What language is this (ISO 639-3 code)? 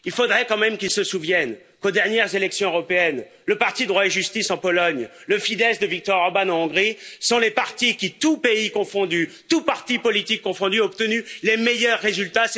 fra